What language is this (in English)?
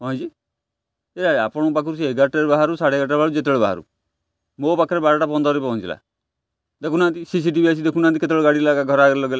Odia